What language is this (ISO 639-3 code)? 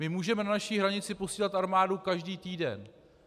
ces